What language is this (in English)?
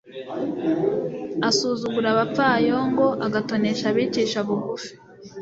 Kinyarwanda